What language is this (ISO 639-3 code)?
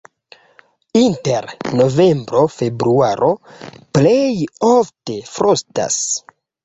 epo